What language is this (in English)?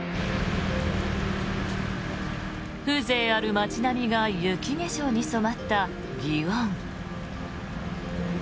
Japanese